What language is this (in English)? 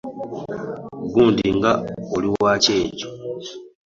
Ganda